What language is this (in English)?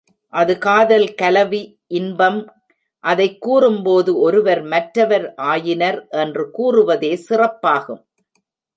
Tamil